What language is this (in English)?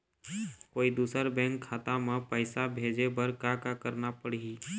Chhattisgarhi